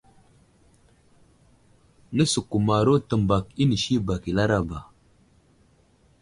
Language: Wuzlam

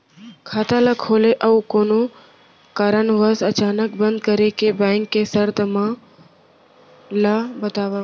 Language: Chhattisgarhi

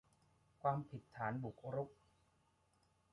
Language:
Thai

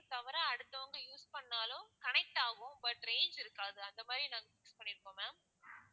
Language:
Tamil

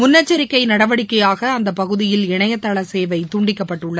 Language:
Tamil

